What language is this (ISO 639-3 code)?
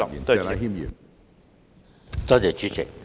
yue